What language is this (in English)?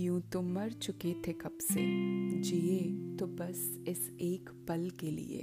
Hindi